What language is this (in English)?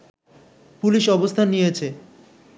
Bangla